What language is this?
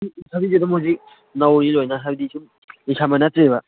Manipuri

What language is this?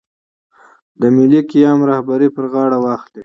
Pashto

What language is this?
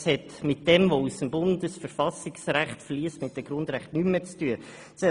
Swiss German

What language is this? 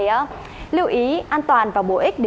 Vietnamese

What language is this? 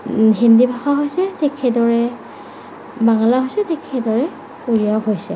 Assamese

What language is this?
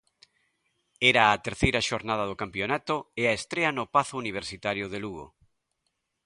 Galician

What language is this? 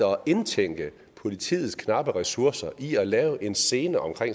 Danish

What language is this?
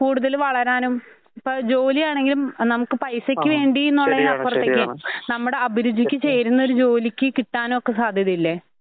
Malayalam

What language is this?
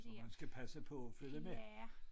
Danish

